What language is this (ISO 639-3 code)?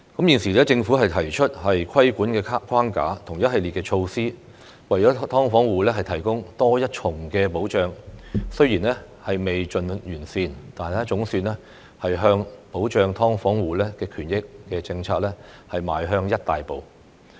yue